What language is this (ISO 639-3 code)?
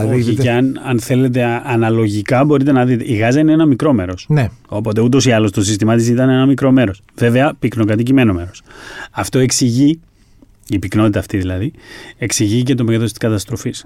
ell